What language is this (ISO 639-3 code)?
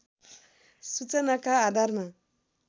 nep